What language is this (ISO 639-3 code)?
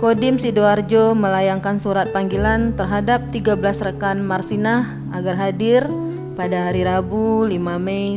ind